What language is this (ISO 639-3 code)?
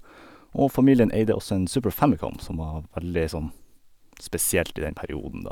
nor